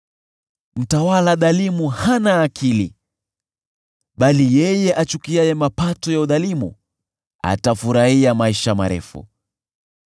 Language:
Swahili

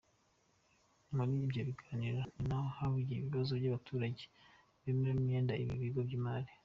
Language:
Kinyarwanda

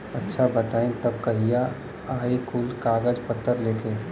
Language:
Bhojpuri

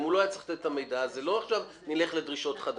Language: Hebrew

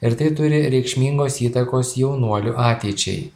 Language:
Lithuanian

